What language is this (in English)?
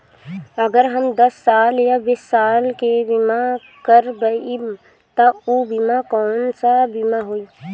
Bhojpuri